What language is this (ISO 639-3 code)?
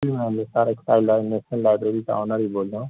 urd